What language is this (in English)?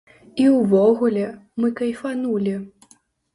Belarusian